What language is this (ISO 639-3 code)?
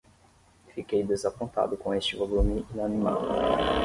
por